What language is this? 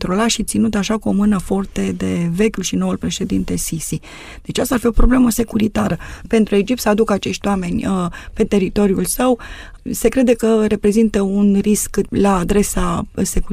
Romanian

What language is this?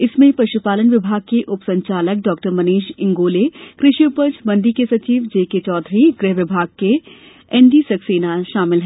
Hindi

